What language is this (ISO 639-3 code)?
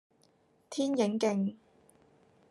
yue